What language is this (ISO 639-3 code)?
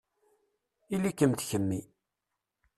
kab